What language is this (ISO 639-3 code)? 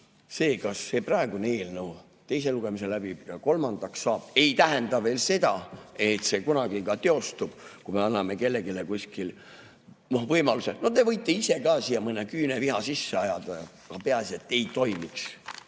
est